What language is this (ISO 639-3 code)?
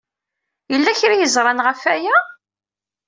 kab